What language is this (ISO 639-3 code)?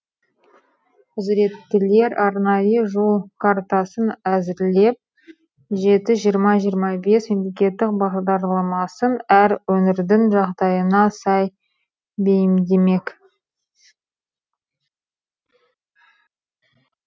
kaz